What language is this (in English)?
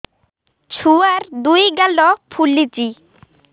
Odia